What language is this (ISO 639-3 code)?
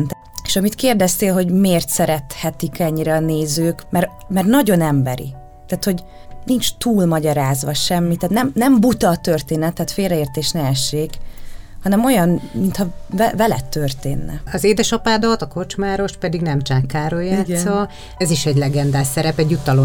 hun